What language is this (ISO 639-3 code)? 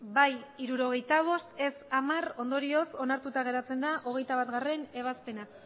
eus